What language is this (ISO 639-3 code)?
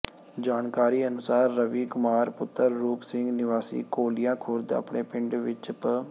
pan